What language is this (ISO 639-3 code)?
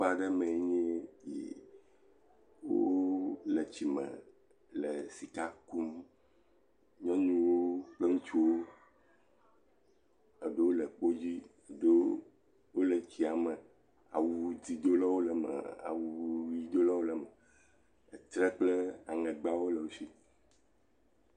ewe